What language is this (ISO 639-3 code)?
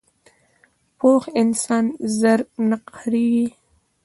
pus